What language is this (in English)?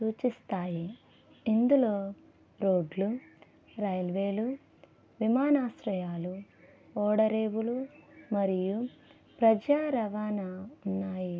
Telugu